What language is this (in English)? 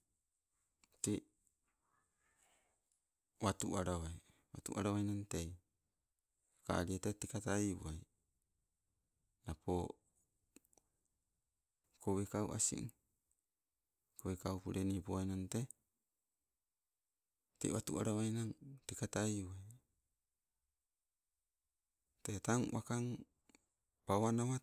Sibe